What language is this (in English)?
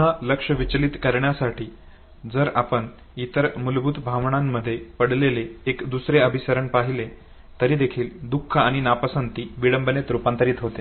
Marathi